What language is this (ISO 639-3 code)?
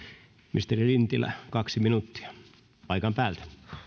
fin